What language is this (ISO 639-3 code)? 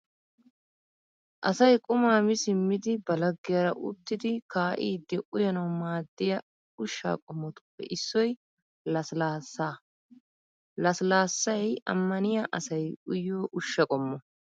wal